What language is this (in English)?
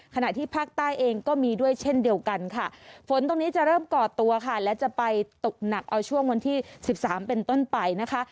Thai